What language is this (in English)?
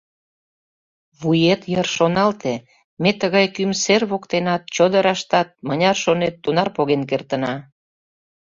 Mari